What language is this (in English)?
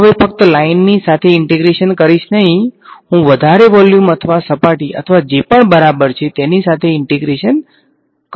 Gujarati